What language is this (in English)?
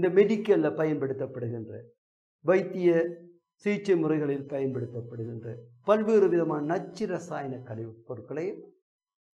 Tamil